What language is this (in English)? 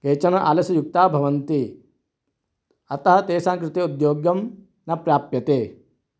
Sanskrit